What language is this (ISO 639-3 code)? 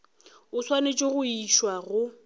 nso